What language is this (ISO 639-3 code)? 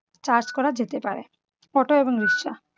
ben